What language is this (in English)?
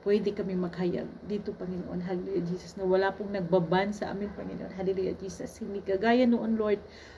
Filipino